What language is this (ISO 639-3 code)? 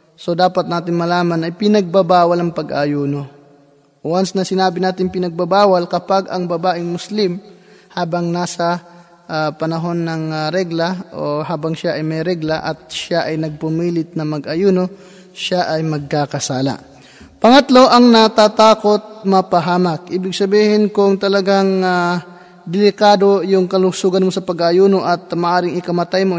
fil